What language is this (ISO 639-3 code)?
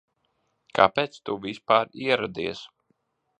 lav